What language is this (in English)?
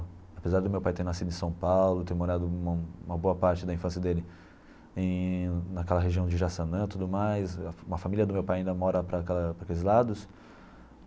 Portuguese